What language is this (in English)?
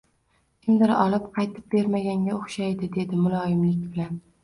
Uzbek